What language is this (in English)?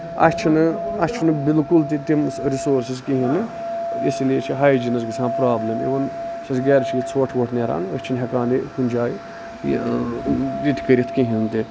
Kashmiri